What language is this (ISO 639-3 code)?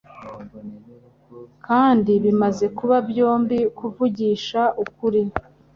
kin